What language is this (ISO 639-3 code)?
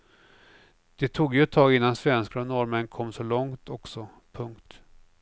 swe